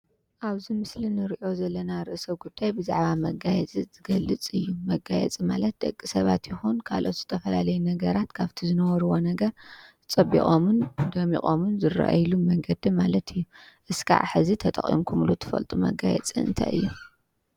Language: Tigrinya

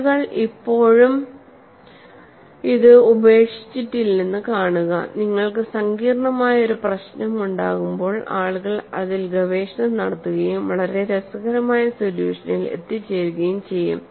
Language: Malayalam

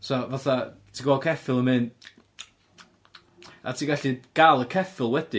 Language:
Welsh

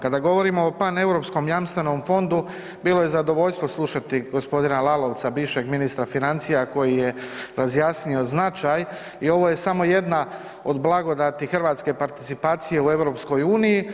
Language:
Croatian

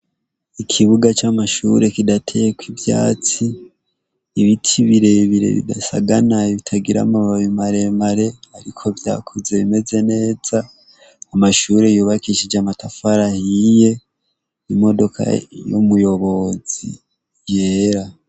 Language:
Rundi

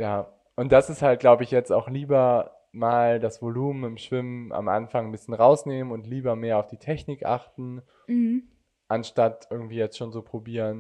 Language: German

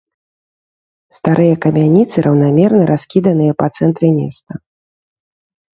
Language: Belarusian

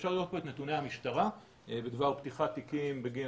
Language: Hebrew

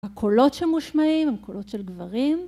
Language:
Hebrew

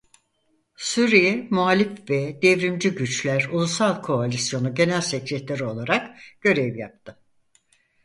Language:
Turkish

